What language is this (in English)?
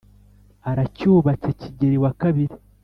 Kinyarwanda